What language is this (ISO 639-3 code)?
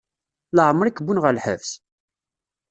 kab